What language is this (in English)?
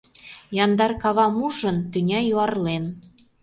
Mari